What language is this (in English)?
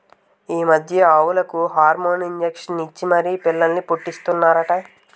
Telugu